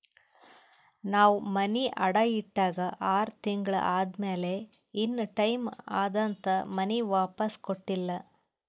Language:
Kannada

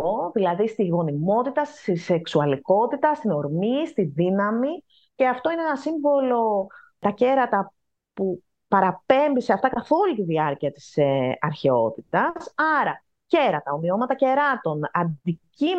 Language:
Greek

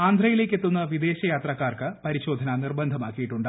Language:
Malayalam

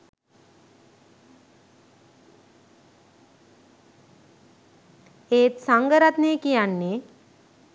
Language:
Sinhala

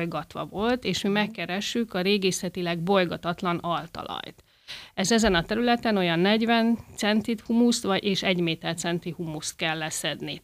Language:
Hungarian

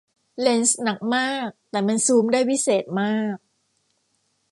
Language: Thai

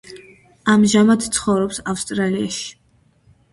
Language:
Georgian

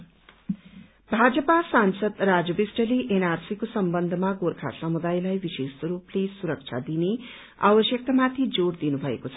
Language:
Nepali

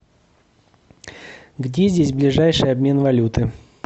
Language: Russian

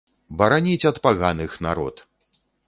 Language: Belarusian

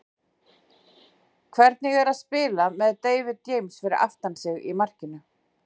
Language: Icelandic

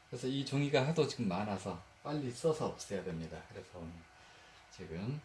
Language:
Korean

